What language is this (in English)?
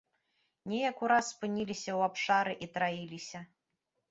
Belarusian